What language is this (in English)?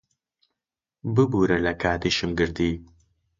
Central Kurdish